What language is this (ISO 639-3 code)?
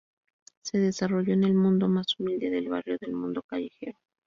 spa